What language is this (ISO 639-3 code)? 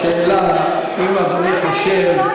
heb